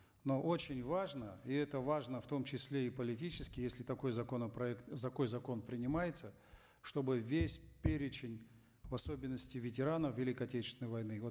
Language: Kazakh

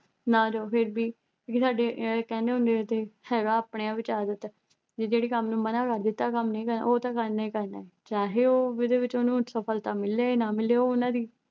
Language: Punjabi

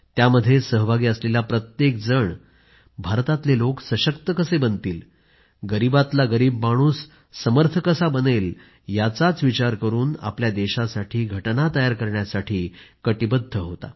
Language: Marathi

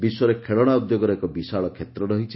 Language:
Odia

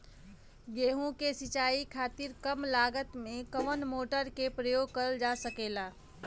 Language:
Bhojpuri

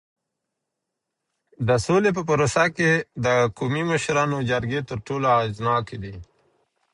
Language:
Pashto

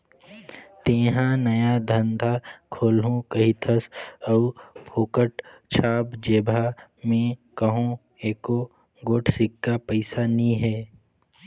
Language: Chhattisgarhi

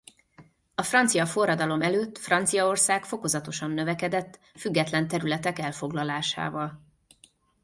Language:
Hungarian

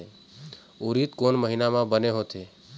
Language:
Chhattisgarhi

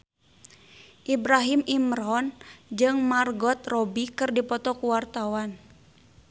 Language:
Sundanese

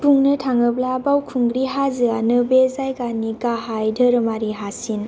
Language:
Bodo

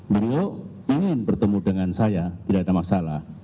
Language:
Indonesian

